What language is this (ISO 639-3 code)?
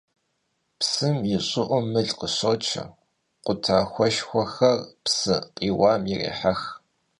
kbd